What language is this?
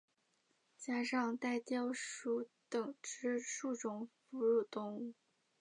Chinese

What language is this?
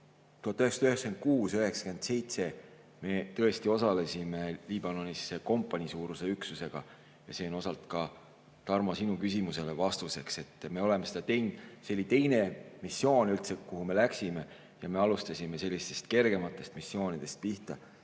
Estonian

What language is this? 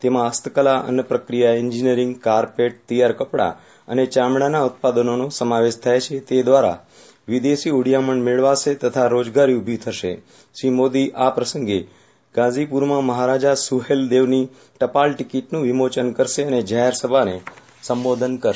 Gujarati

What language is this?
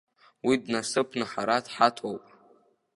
Abkhazian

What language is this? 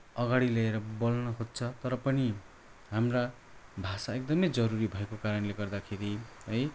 Nepali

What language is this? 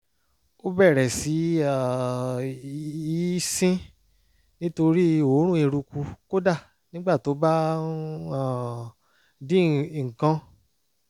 Yoruba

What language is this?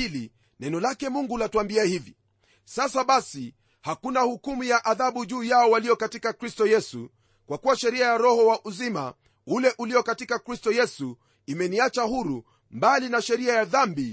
Swahili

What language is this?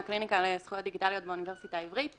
Hebrew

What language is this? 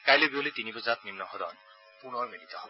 Assamese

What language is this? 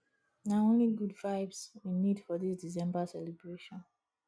Nigerian Pidgin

